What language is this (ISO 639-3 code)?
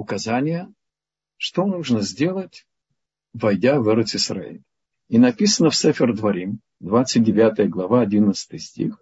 rus